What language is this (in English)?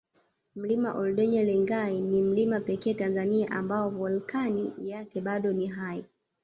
Swahili